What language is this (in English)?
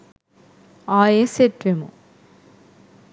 Sinhala